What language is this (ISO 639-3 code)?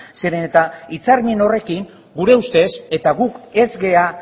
eus